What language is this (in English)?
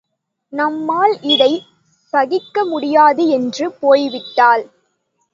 Tamil